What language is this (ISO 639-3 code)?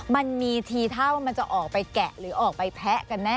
tha